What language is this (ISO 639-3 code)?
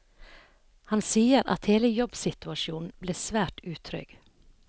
nor